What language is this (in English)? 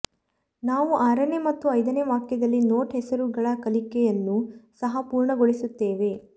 Kannada